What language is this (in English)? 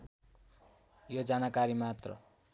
Nepali